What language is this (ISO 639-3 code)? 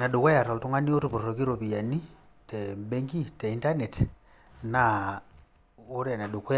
mas